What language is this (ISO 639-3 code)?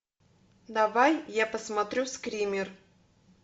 rus